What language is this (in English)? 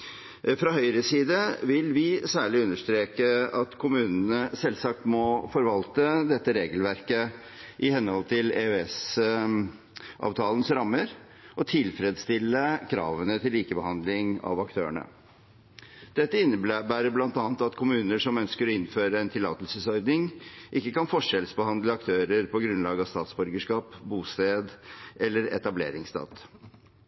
Norwegian Bokmål